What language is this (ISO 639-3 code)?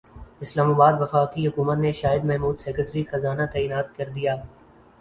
urd